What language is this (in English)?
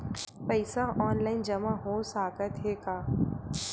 Chhattisgarhi